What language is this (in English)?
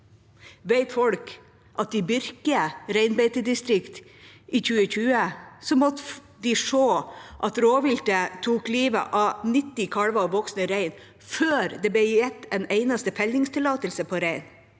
Norwegian